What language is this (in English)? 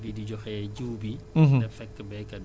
Wolof